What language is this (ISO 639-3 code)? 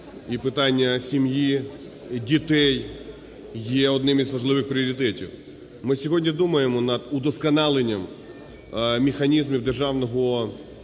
ukr